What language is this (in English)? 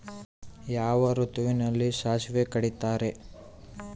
Kannada